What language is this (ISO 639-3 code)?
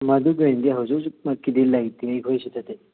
mni